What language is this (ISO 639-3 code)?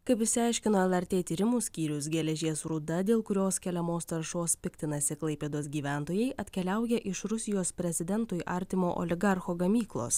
lit